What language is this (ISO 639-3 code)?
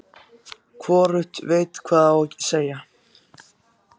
isl